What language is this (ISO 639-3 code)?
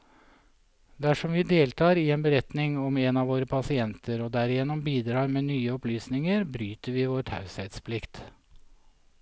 nor